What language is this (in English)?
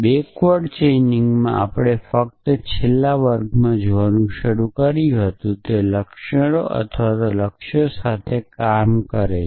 Gujarati